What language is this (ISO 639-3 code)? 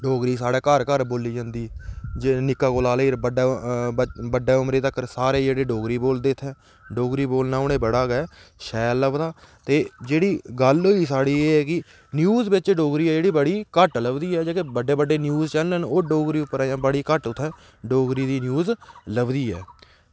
doi